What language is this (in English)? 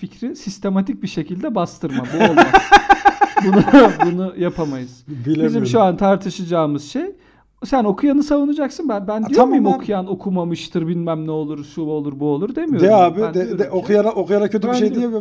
Turkish